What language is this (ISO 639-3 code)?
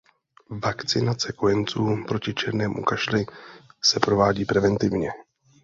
ces